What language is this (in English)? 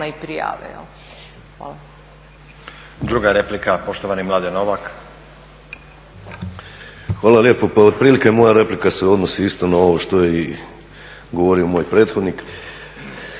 Croatian